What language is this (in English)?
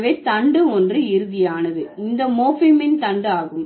Tamil